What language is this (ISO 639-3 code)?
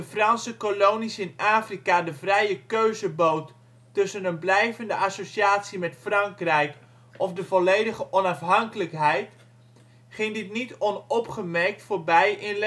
nld